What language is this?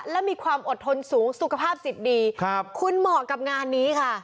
Thai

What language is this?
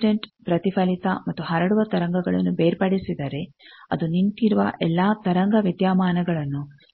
Kannada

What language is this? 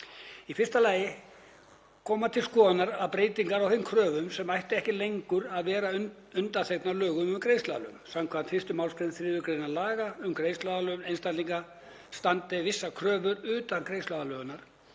Icelandic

